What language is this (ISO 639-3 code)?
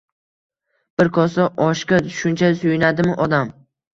uzb